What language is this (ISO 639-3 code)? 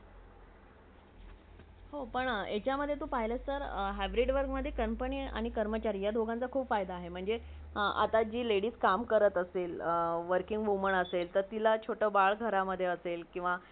mar